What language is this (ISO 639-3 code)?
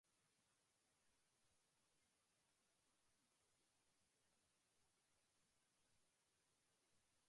urd